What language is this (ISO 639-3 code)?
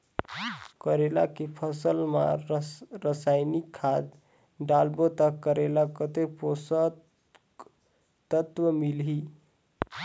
hne